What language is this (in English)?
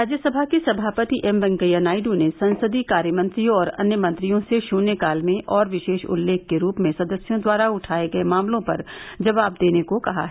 Hindi